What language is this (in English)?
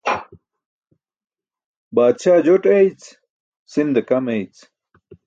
Burushaski